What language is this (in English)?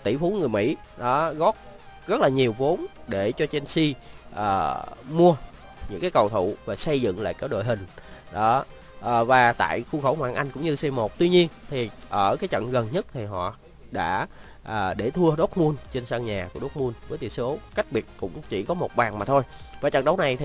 Vietnamese